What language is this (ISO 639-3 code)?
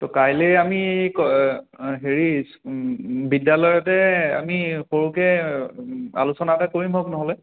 asm